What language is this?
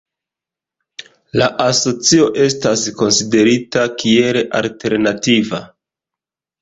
Esperanto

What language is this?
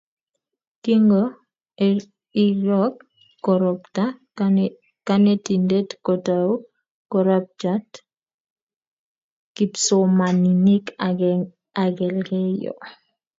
Kalenjin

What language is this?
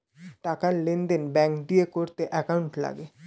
Bangla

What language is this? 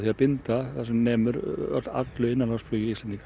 Icelandic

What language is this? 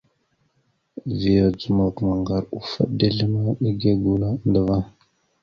Mada (Cameroon)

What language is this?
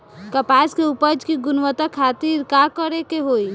Bhojpuri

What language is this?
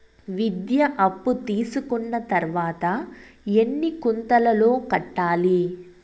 Telugu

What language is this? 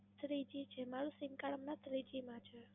Gujarati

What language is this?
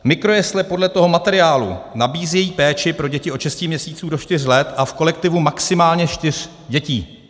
Czech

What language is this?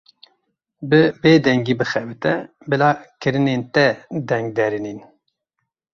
Kurdish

